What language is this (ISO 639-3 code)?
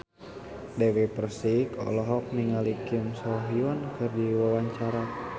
sun